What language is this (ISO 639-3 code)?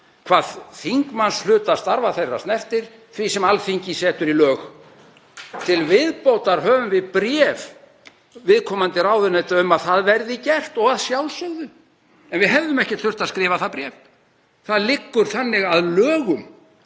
isl